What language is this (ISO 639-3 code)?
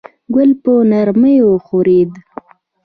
pus